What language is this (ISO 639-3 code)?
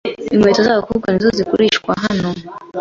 kin